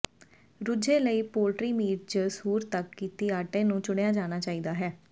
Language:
Punjabi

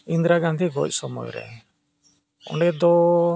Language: Santali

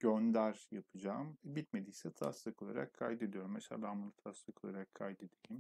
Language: Turkish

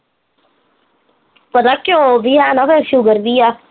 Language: Punjabi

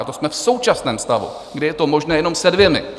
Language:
Czech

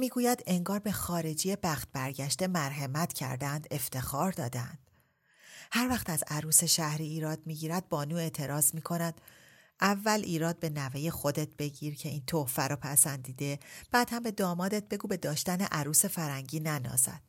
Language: Persian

